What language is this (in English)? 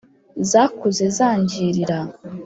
Kinyarwanda